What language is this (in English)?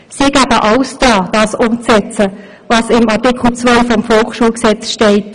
Swiss German